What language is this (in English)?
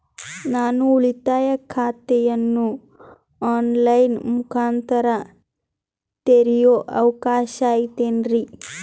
Kannada